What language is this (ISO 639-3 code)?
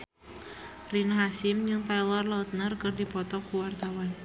sun